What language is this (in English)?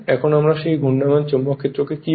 Bangla